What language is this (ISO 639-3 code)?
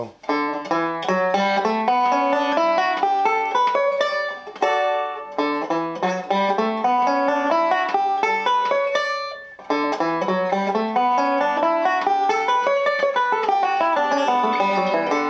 spa